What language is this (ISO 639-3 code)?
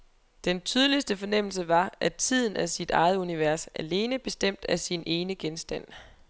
dan